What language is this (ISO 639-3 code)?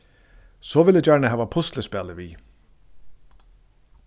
fao